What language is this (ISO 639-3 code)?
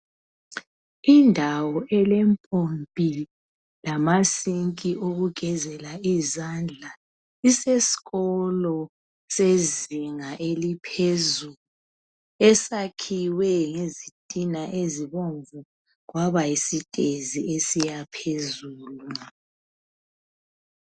nde